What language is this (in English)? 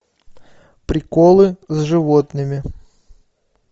Russian